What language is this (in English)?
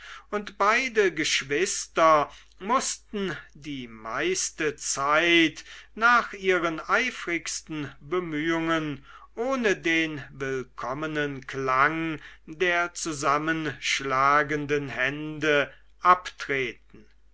German